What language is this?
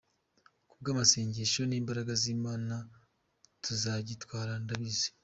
Kinyarwanda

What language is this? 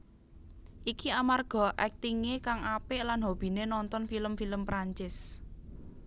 Javanese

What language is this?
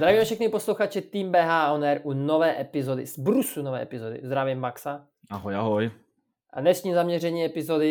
Czech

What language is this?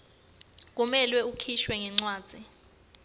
Swati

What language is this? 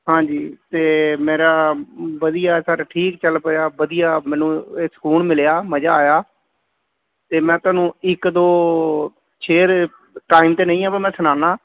Punjabi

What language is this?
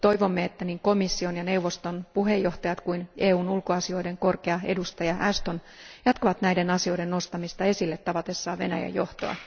Finnish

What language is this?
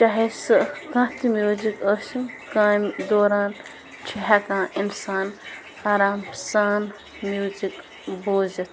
Kashmiri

